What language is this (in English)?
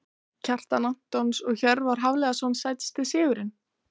Icelandic